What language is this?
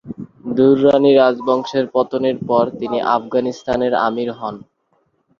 Bangla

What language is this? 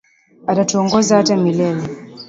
Swahili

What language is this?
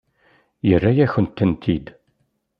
Kabyle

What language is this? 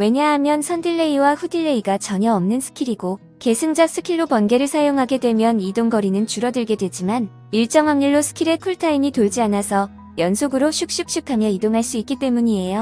Korean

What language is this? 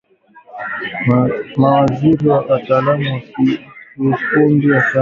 Swahili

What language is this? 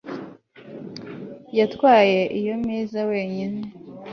Kinyarwanda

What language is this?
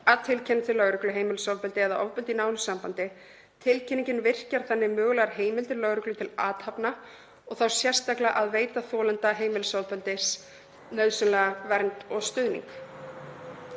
Icelandic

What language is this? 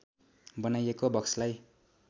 Nepali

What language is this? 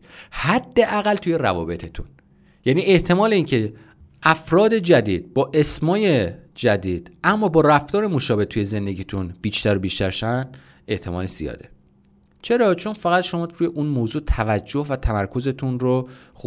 Persian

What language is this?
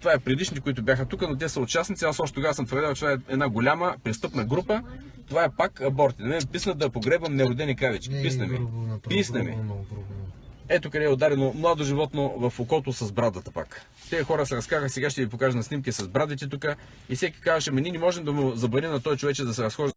Bulgarian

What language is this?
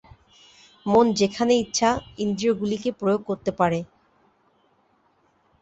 Bangla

